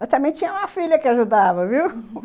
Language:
Portuguese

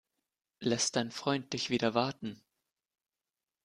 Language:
German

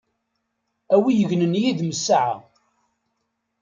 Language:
Kabyle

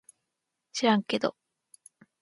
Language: Japanese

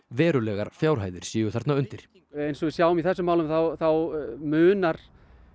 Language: Icelandic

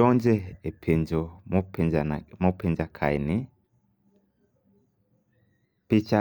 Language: Luo (Kenya and Tanzania)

